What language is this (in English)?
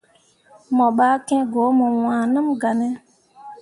Mundang